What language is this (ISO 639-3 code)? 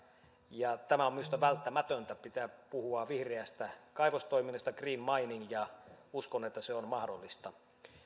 fin